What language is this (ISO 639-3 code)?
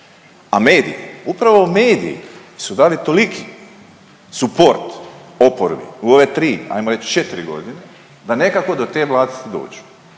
hrv